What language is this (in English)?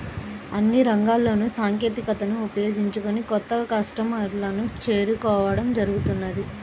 Telugu